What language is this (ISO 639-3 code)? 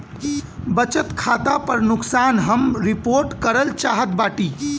bho